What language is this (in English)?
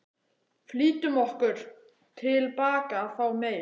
Icelandic